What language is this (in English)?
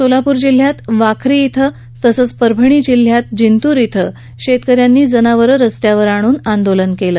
Marathi